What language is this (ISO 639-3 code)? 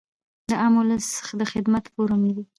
pus